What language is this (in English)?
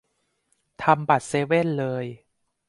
Thai